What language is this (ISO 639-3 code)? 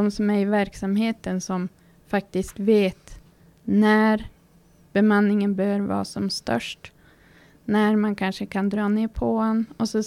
swe